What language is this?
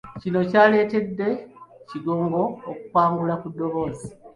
Ganda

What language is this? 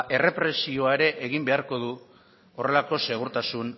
Basque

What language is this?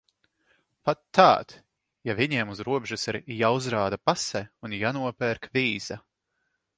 Latvian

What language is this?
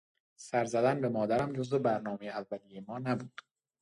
Persian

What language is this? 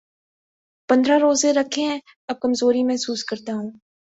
Urdu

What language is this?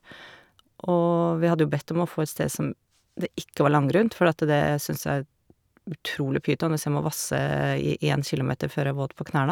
Norwegian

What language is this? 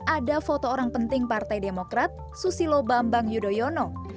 Indonesian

